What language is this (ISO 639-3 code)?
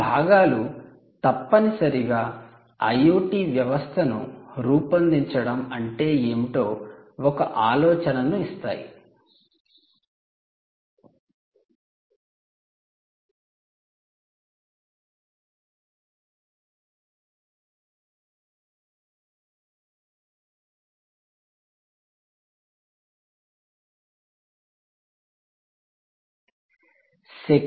tel